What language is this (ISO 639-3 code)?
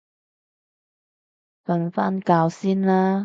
yue